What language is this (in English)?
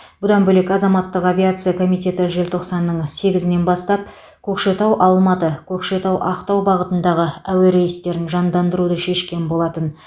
Kazakh